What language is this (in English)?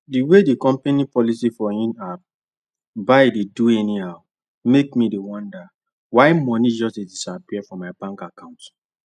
Nigerian Pidgin